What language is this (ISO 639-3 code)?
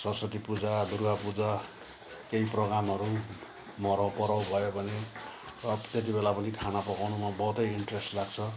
nep